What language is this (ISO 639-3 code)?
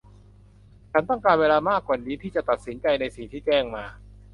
tha